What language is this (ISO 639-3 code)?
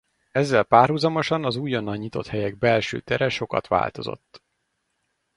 hun